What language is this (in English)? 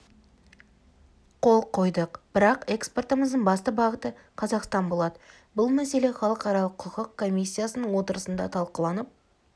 Kazakh